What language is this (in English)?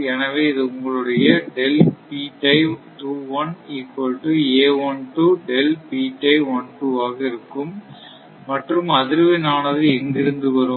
Tamil